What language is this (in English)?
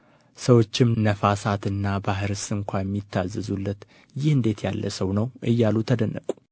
Amharic